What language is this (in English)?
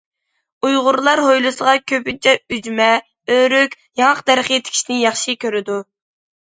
Uyghur